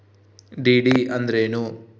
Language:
Kannada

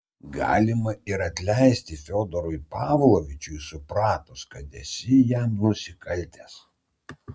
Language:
Lithuanian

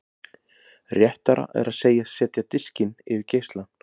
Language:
Icelandic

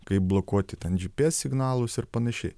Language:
Lithuanian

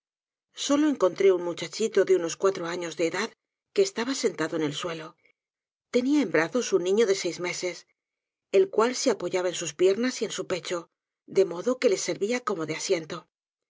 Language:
Spanish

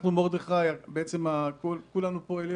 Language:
Hebrew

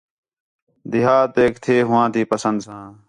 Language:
Khetrani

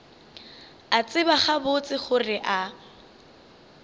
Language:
Northern Sotho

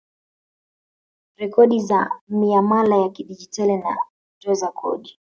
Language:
Swahili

